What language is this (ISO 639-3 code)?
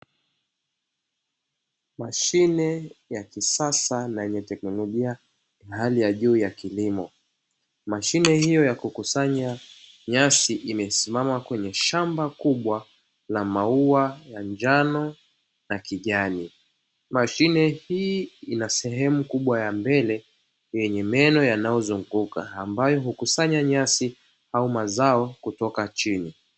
swa